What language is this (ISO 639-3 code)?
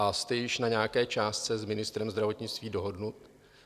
ces